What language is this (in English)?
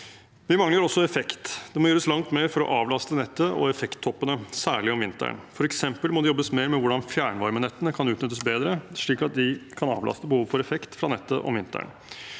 Norwegian